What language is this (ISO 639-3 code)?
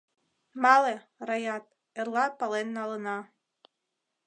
chm